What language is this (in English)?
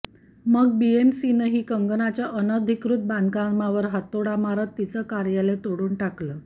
Marathi